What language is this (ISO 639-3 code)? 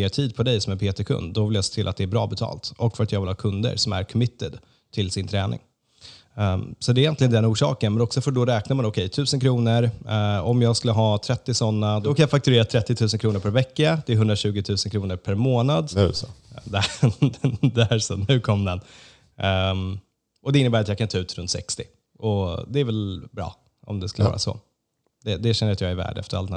swe